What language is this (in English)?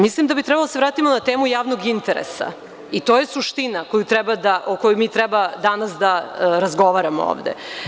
Serbian